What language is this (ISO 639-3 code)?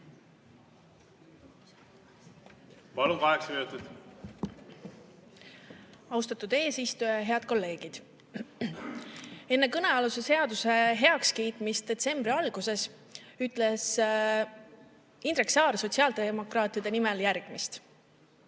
est